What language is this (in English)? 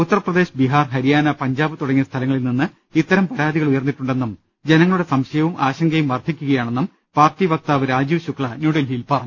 Malayalam